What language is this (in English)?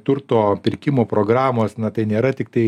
Lithuanian